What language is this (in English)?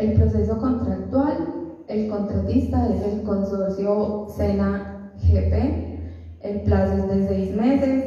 Spanish